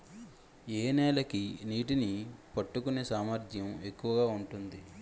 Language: Telugu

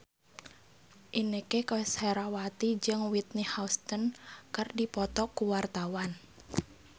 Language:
Sundanese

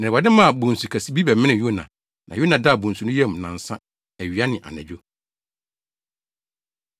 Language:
Akan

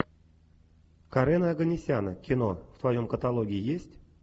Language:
Russian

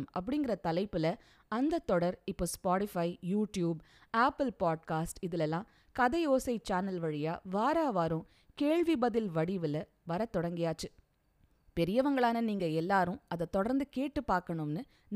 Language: Tamil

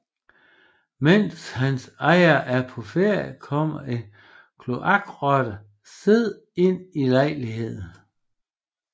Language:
Danish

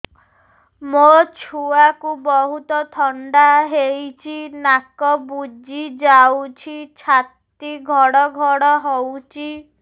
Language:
Odia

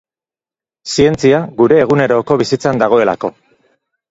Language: Basque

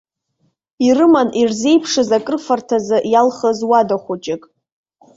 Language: Abkhazian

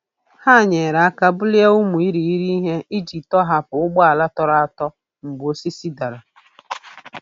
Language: Igbo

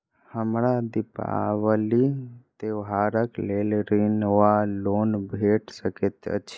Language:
Maithili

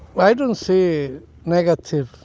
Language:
English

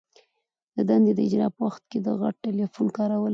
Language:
Pashto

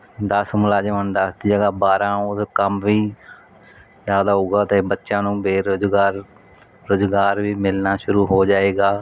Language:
Punjabi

